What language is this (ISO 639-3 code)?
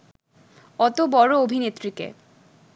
ben